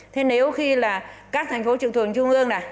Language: Vietnamese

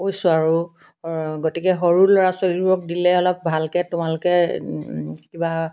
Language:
Assamese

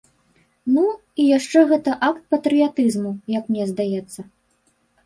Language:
Belarusian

